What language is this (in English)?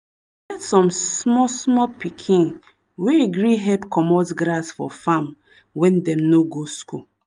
Nigerian Pidgin